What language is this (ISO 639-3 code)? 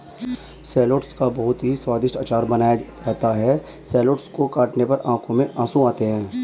hin